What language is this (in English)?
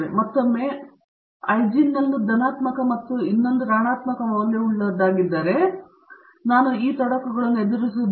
Kannada